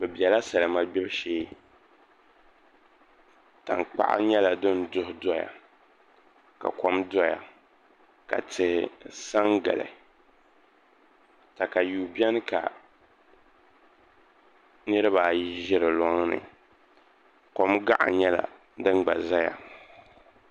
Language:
Dagbani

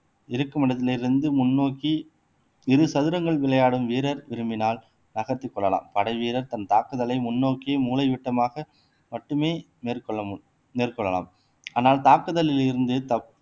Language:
Tamil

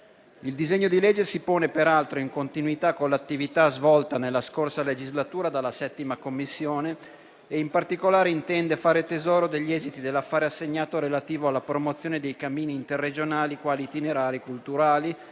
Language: Italian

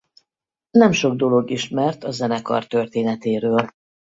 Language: Hungarian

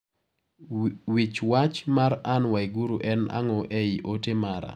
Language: Luo (Kenya and Tanzania)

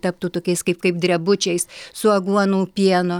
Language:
Lithuanian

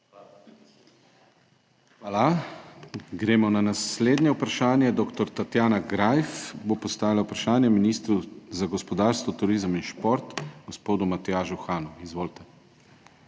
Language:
Slovenian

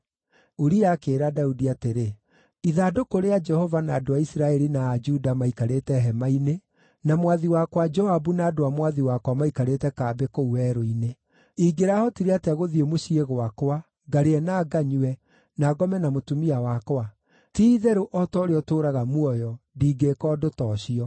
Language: Kikuyu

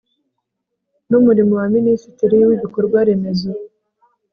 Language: Kinyarwanda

